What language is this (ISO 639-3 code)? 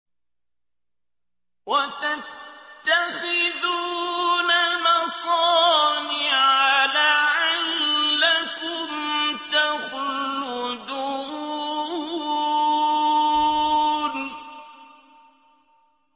ara